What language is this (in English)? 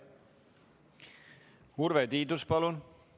Estonian